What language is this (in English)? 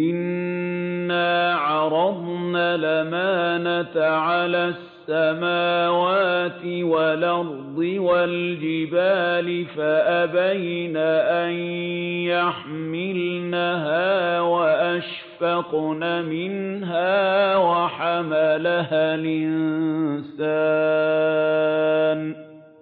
Arabic